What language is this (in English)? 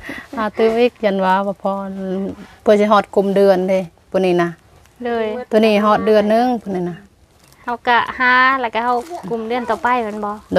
Thai